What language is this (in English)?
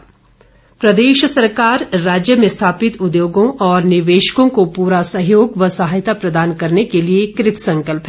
Hindi